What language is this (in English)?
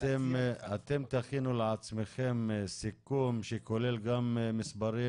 Hebrew